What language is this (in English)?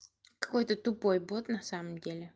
Russian